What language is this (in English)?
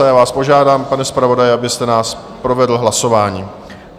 Czech